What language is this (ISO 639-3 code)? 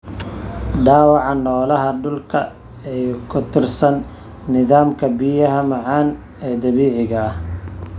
som